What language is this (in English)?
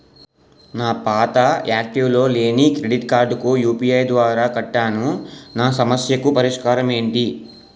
Telugu